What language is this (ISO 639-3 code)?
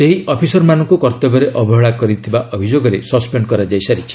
ori